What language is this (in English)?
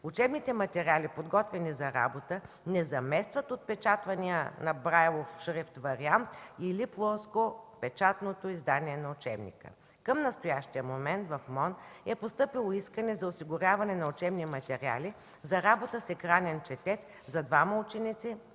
Bulgarian